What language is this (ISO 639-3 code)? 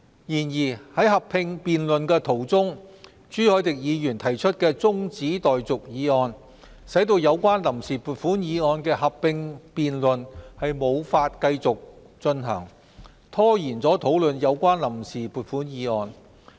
yue